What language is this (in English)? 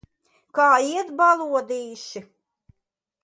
Latvian